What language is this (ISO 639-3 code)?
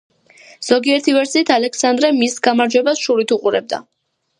kat